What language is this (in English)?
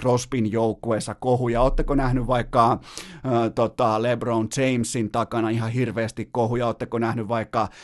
Finnish